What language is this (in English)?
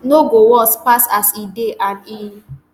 Nigerian Pidgin